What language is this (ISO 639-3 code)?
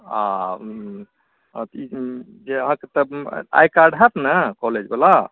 mai